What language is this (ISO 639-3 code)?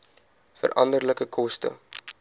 afr